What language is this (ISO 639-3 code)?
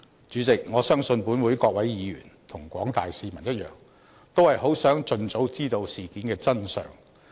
yue